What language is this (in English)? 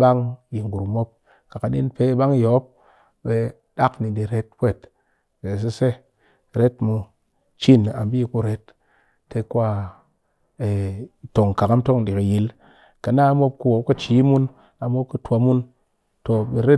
Cakfem-Mushere